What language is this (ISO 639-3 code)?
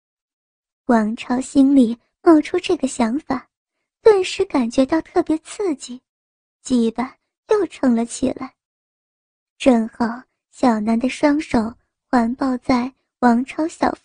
zho